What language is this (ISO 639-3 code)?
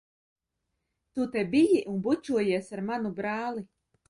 lav